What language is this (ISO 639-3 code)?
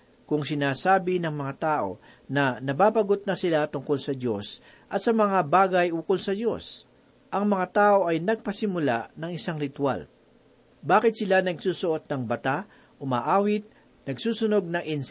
fil